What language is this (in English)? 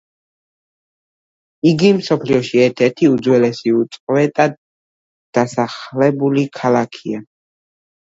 Georgian